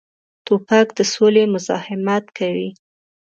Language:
Pashto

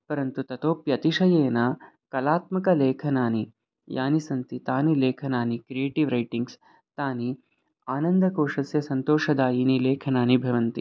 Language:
Sanskrit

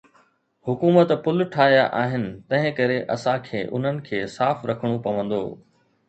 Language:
Sindhi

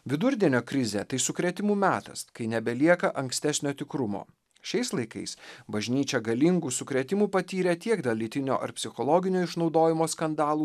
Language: Lithuanian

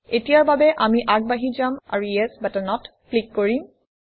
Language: Assamese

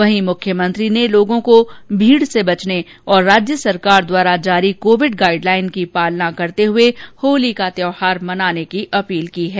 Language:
Hindi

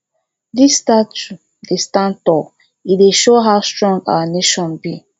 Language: Nigerian Pidgin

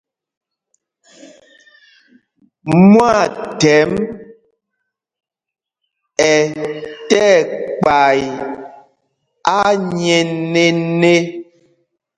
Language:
Mpumpong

